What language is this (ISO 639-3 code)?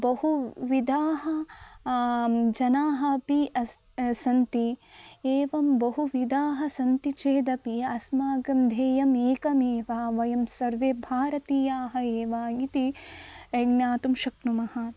san